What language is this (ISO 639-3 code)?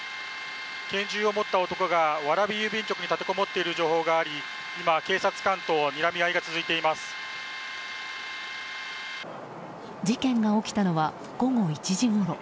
jpn